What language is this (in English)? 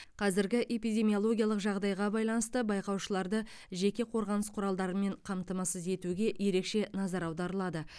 Kazakh